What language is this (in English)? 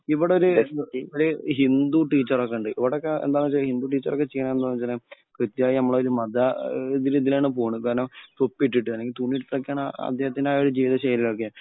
Malayalam